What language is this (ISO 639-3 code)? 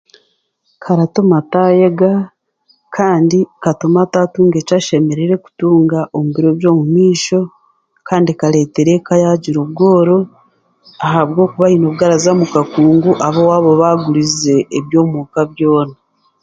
cgg